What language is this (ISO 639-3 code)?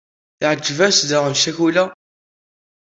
kab